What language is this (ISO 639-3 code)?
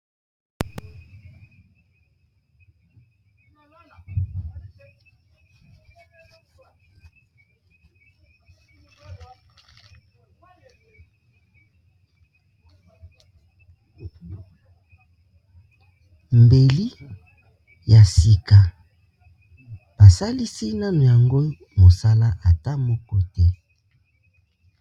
lin